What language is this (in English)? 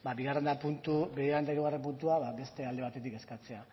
Basque